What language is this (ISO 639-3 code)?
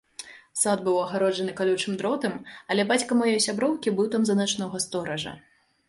bel